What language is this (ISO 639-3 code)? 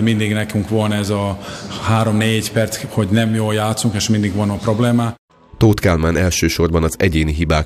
hun